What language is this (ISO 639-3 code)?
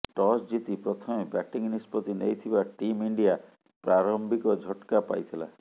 ori